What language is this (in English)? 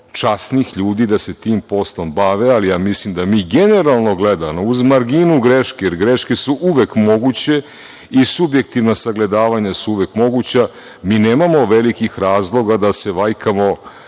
Serbian